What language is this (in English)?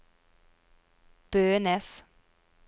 Norwegian